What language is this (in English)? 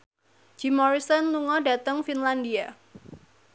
Javanese